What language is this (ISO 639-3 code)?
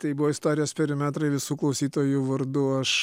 lit